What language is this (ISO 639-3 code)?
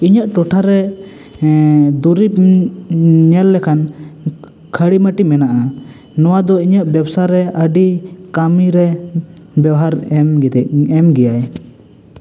sat